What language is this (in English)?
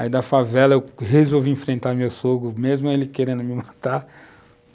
Portuguese